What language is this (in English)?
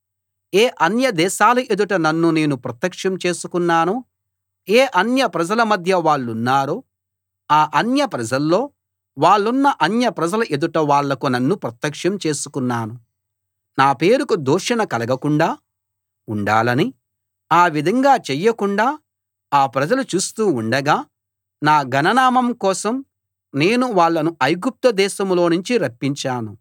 Telugu